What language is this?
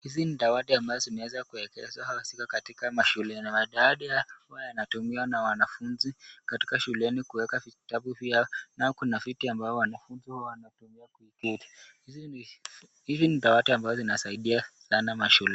Swahili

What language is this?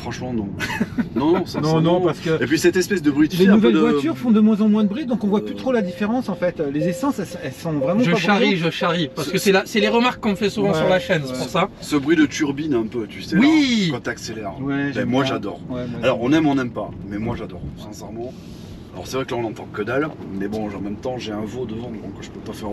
French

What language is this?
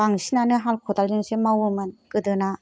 Bodo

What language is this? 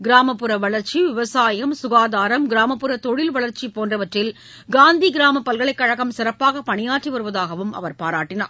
Tamil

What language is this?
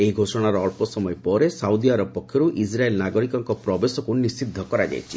Odia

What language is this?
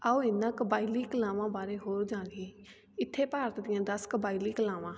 Punjabi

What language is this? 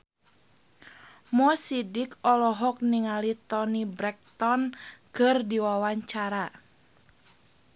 Sundanese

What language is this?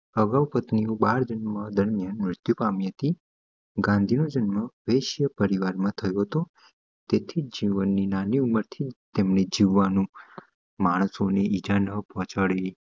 Gujarati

